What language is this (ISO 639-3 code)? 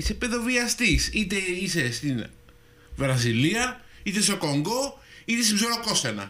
ell